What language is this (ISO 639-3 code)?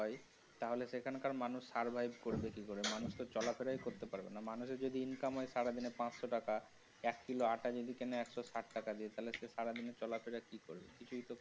ben